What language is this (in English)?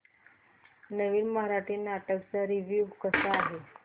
Marathi